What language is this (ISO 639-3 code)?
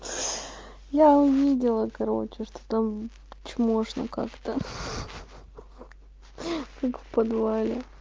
rus